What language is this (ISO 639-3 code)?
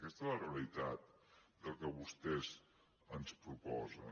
cat